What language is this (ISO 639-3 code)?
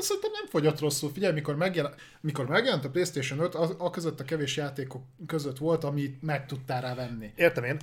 hun